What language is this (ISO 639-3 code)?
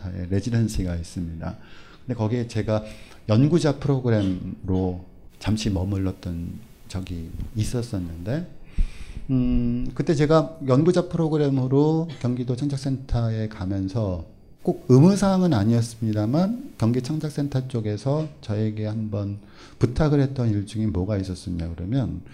kor